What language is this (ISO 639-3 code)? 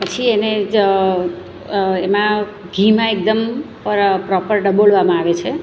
guj